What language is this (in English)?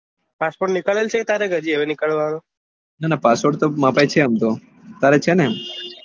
Gujarati